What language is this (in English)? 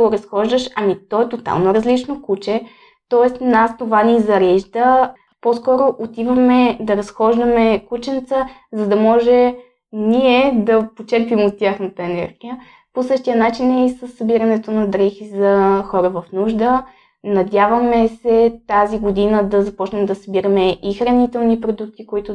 Bulgarian